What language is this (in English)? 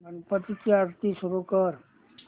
Marathi